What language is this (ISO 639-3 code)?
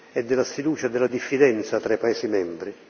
ita